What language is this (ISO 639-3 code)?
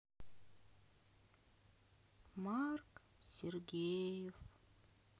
rus